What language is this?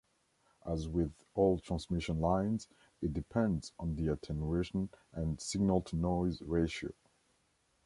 English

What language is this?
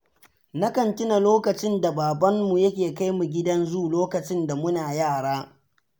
Hausa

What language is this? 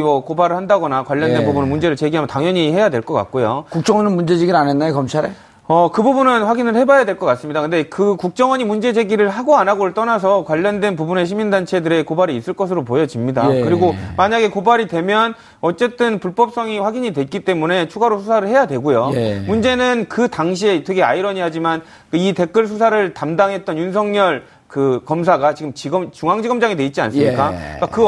Korean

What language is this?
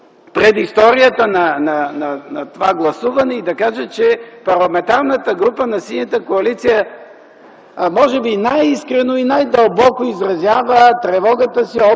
Bulgarian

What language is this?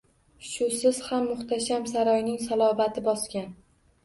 Uzbek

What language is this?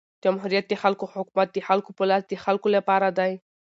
Pashto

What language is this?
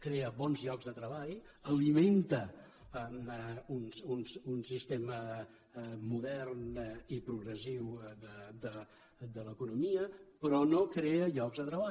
Catalan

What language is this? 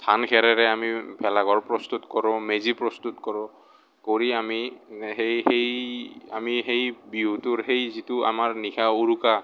Assamese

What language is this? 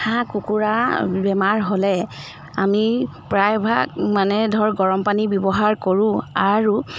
Assamese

